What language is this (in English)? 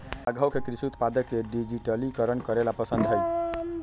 Magahi